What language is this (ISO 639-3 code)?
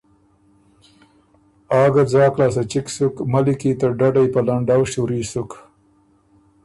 oru